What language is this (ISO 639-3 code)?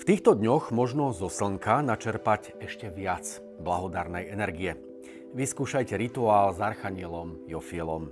slk